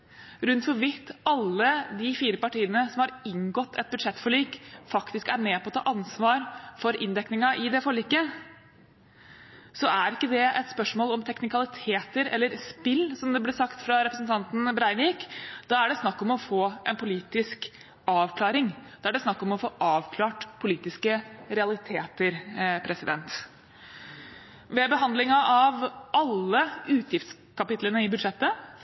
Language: Norwegian Bokmål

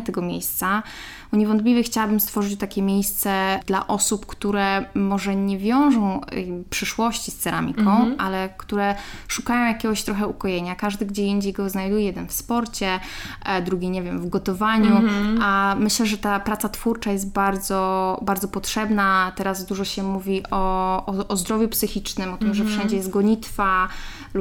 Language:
Polish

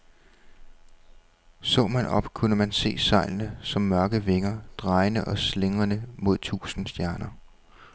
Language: Danish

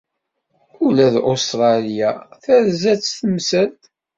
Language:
Kabyle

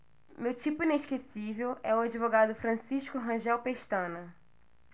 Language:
Portuguese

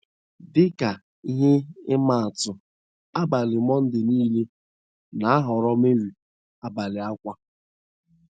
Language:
Igbo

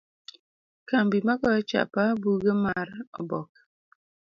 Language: Luo (Kenya and Tanzania)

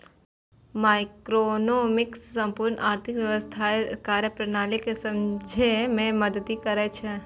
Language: Maithili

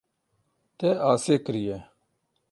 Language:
Kurdish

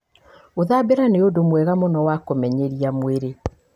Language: Kikuyu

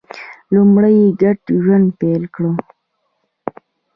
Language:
Pashto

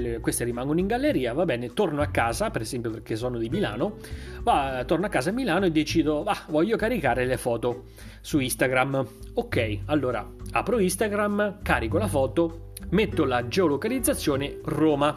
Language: Italian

